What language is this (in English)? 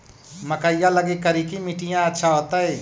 Magahi